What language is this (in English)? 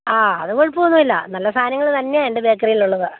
Malayalam